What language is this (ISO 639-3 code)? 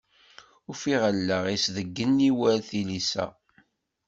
kab